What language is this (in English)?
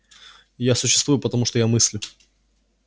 Russian